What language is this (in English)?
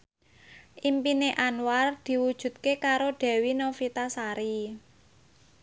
Javanese